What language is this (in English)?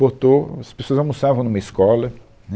Portuguese